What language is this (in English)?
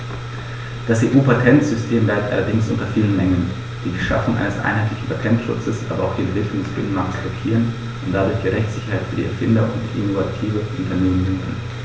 German